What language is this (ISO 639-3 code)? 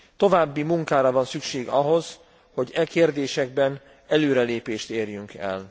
hun